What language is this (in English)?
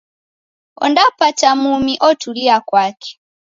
Taita